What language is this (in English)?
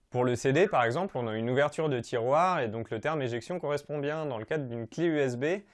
French